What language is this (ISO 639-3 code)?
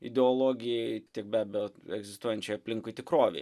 lit